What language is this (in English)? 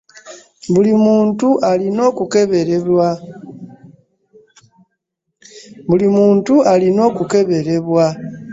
Ganda